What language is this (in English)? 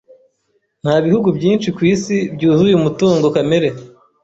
Kinyarwanda